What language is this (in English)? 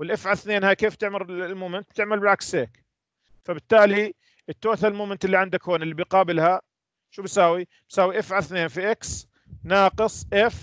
Arabic